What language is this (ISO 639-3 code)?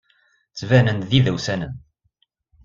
kab